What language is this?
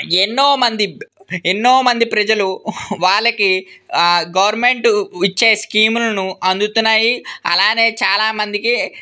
Telugu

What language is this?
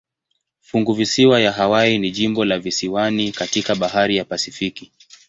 Swahili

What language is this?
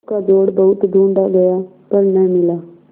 Hindi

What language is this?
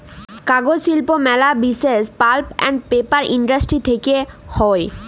Bangla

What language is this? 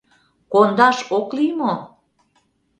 Mari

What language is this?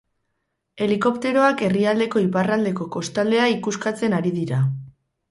Basque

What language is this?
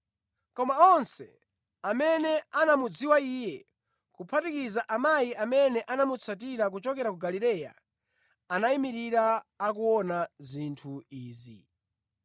Nyanja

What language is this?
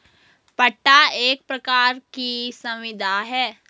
Hindi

